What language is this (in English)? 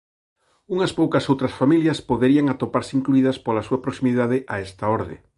Galician